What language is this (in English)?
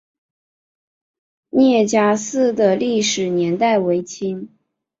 Chinese